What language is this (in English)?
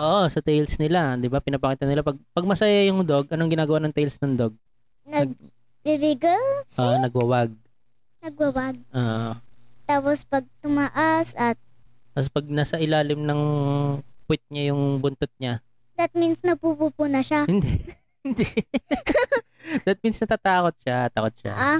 Filipino